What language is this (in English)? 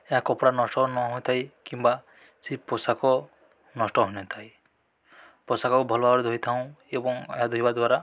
Odia